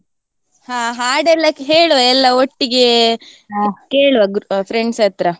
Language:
Kannada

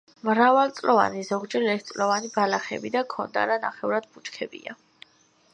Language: Georgian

